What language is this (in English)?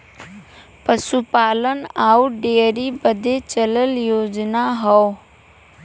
Bhojpuri